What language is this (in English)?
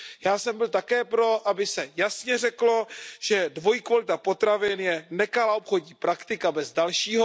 Czech